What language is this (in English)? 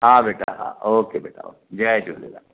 Sindhi